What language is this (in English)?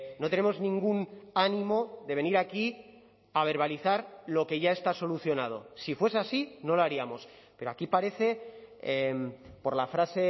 Spanish